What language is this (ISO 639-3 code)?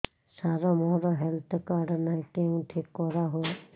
ori